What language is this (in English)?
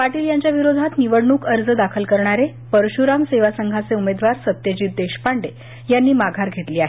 Marathi